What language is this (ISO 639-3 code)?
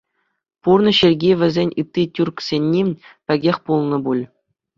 chv